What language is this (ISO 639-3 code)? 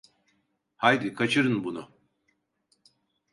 tur